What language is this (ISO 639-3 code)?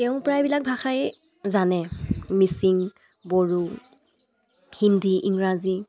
asm